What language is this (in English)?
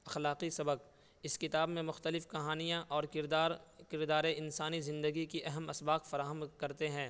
Urdu